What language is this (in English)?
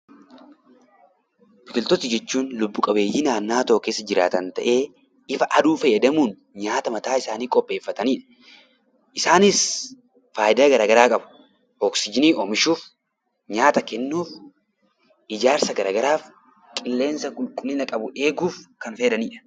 Oromo